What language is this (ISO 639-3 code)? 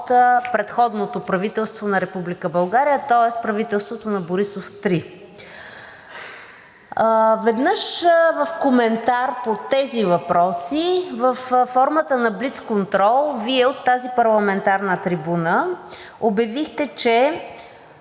bul